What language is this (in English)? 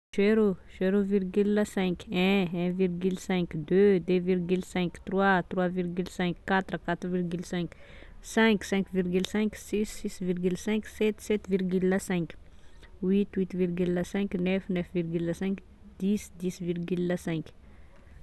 Tesaka Malagasy